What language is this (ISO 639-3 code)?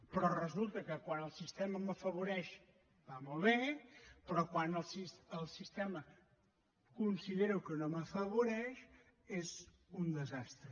cat